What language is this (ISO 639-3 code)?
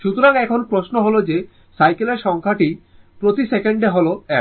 ben